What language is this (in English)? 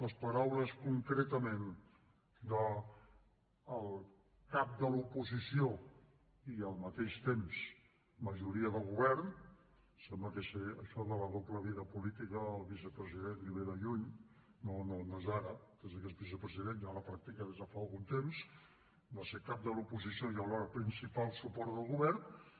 Catalan